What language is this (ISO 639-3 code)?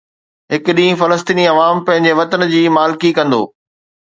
snd